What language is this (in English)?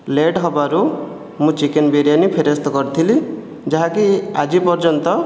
Odia